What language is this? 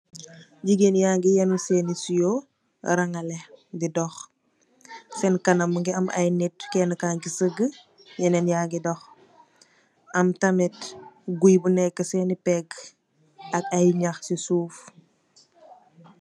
Wolof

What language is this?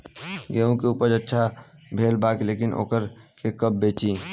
Bhojpuri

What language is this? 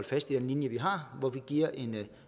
Danish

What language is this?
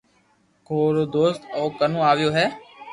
Loarki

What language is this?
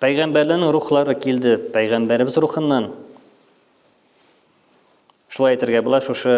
Turkish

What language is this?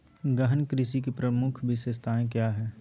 Magahi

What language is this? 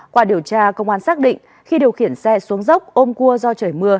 Vietnamese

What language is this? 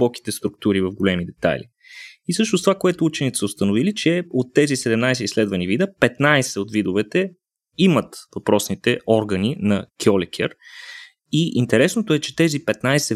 Bulgarian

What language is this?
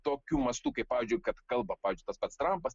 Lithuanian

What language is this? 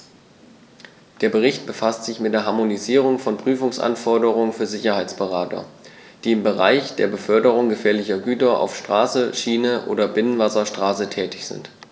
German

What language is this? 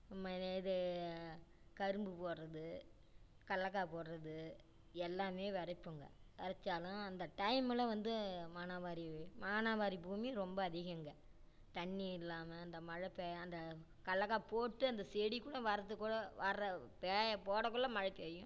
Tamil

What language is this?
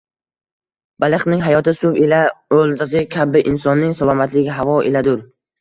Uzbek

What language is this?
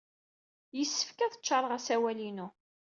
Kabyle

